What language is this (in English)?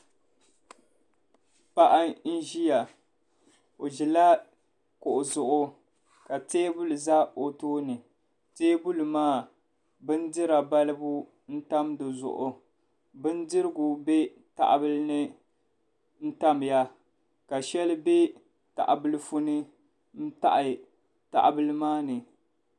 Dagbani